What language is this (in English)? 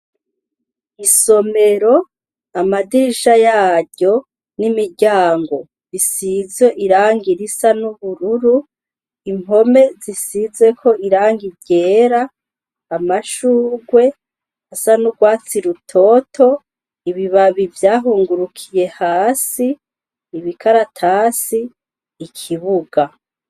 Rundi